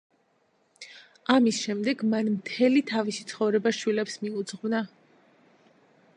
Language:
Georgian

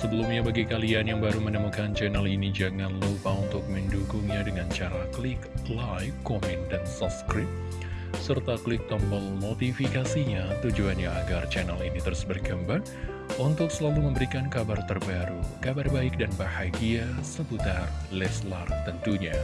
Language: Indonesian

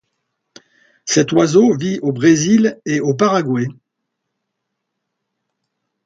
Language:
French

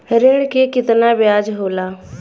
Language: Bhojpuri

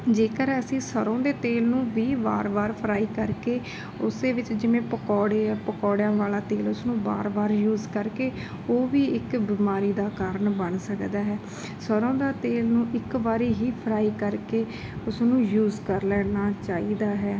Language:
Punjabi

